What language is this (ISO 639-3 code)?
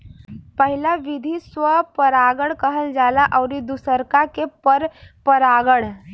bho